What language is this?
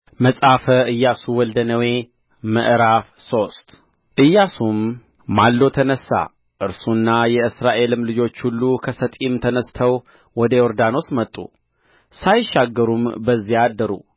Amharic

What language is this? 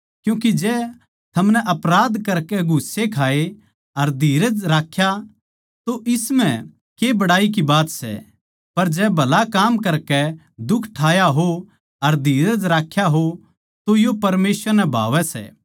Haryanvi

